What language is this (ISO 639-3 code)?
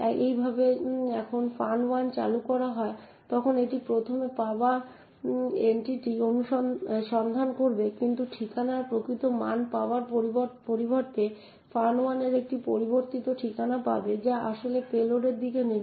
ben